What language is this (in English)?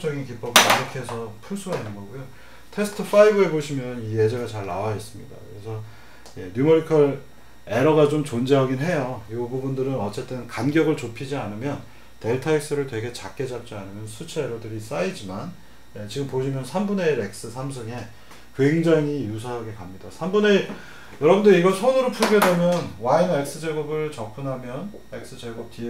Korean